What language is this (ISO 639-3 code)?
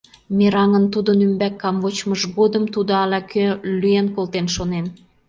chm